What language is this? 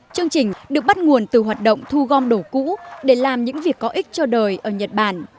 Vietnamese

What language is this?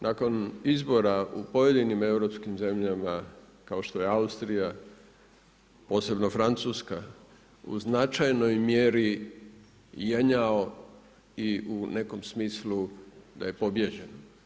Croatian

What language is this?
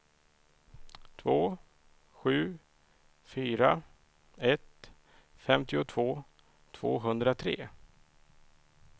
Swedish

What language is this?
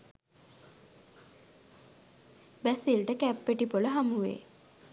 Sinhala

